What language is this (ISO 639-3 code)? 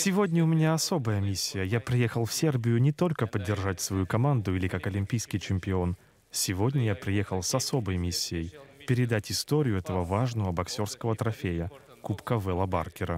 rus